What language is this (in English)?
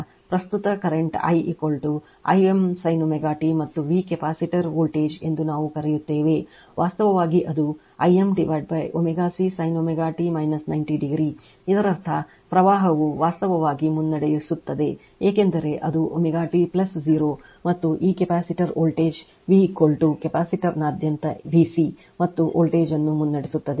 Kannada